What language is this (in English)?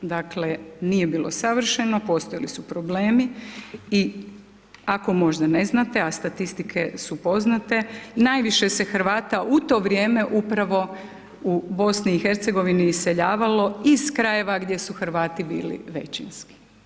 Croatian